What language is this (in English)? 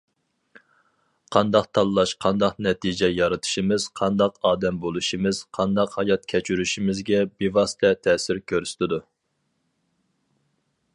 Uyghur